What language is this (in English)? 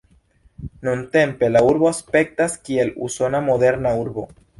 Esperanto